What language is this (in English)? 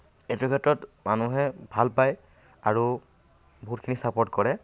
Assamese